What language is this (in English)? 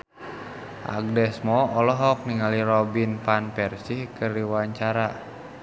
Sundanese